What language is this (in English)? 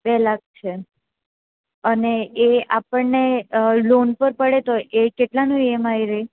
Gujarati